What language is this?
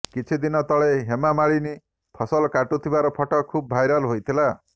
Odia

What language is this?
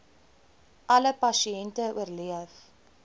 Afrikaans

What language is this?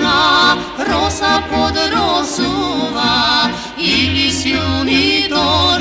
Ukrainian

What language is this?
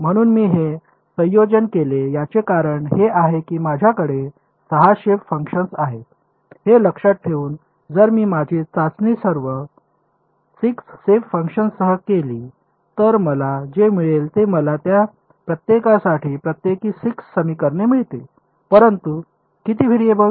Marathi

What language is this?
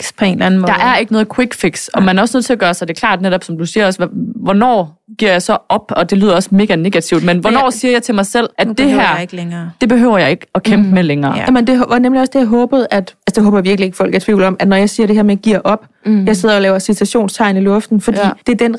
Danish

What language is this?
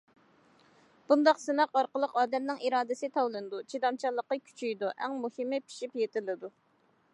Uyghur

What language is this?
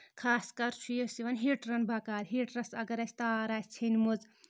Kashmiri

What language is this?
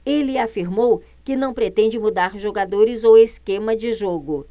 Portuguese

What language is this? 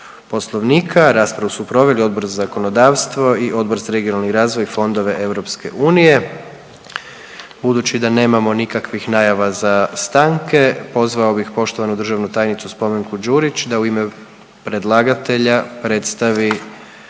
Croatian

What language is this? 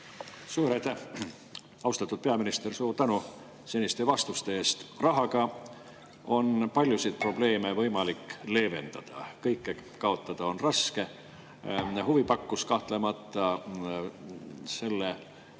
Estonian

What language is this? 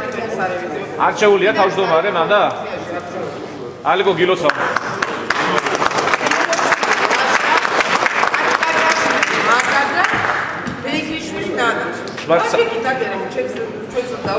Turkish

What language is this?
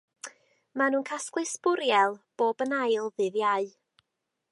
Welsh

